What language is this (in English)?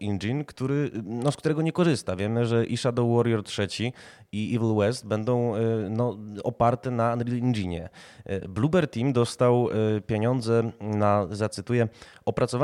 Polish